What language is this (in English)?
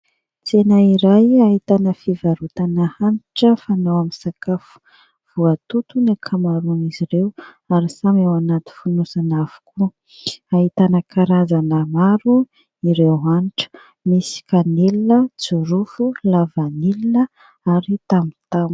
Malagasy